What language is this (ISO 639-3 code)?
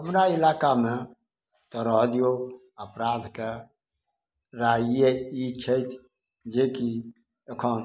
mai